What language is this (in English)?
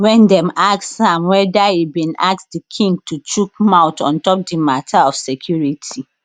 Nigerian Pidgin